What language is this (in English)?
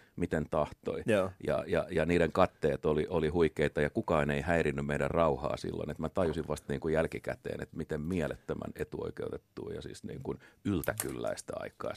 Finnish